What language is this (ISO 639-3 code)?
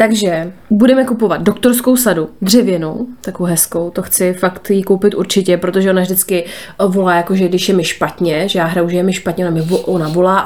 ces